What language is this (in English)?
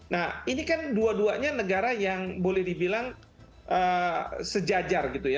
Indonesian